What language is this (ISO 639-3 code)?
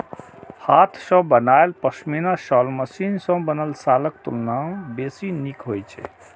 mai